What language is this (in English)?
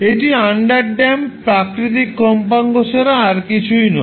Bangla